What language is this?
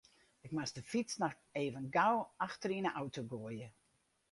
Western Frisian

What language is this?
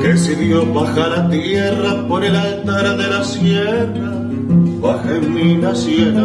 Spanish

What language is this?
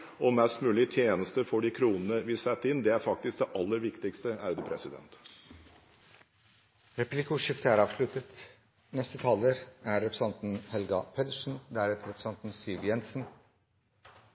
Norwegian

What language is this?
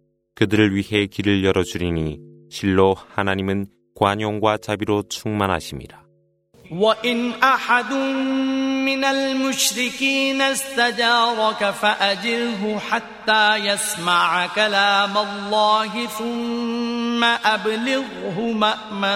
Korean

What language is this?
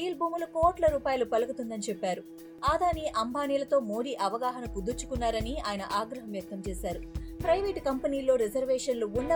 Telugu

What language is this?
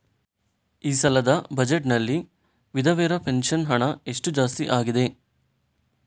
Kannada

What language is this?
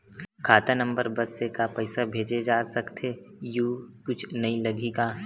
Chhattisgarhi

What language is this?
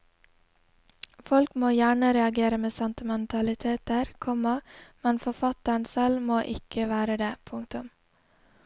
Norwegian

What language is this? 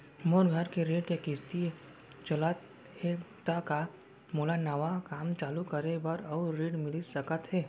Chhattisgarhi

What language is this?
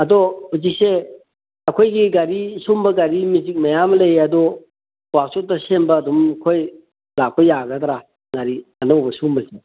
Manipuri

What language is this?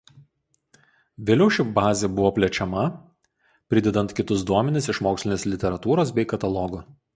Lithuanian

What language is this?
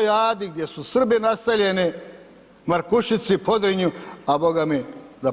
Croatian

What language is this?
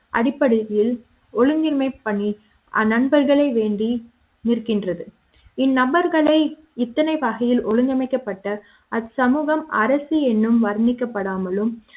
Tamil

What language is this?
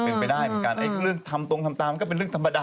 Thai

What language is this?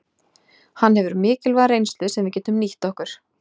Icelandic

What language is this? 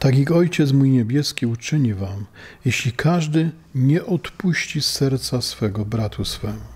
Polish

